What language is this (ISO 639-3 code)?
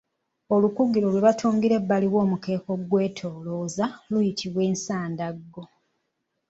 lug